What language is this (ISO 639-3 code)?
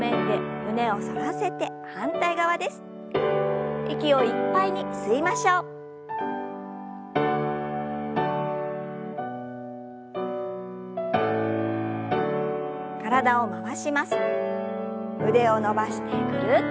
jpn